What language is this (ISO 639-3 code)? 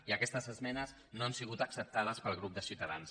cat